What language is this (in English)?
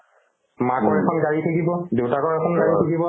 Assamese